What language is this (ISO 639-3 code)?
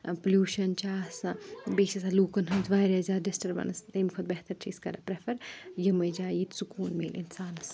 kas